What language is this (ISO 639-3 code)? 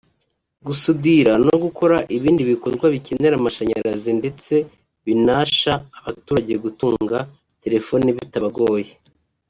kin